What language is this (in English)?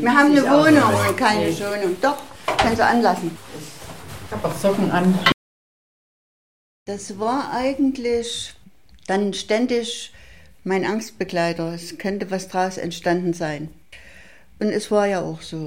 German